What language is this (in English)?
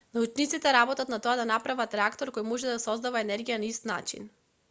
Macedonian